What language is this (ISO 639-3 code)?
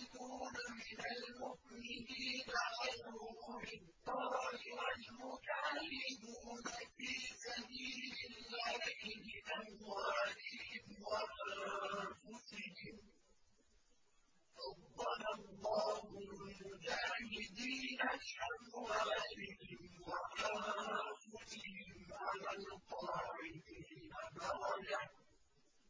ara